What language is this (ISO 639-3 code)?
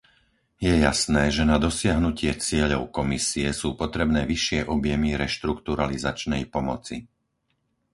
slk